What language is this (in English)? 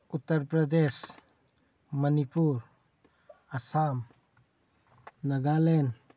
Manipuri